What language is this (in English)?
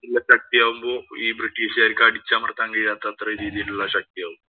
Malayalam